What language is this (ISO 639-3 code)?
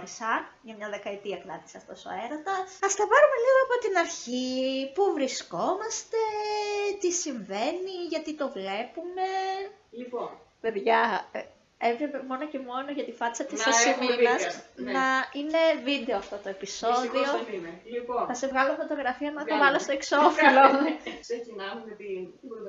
ell